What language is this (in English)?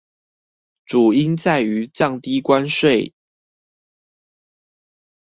Chinese